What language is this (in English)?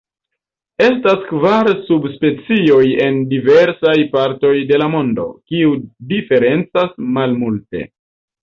Esperanto